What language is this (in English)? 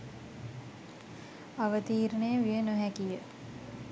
Sinhala